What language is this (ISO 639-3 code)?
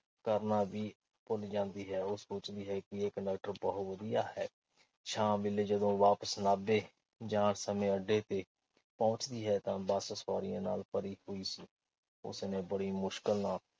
pan